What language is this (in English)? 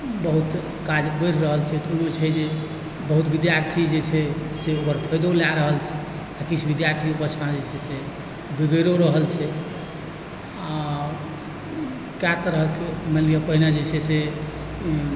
Maithili